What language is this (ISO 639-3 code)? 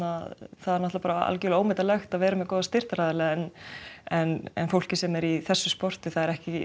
isl